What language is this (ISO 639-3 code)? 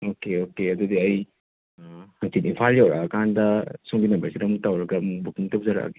mni